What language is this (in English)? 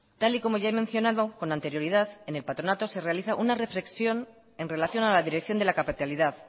Spanish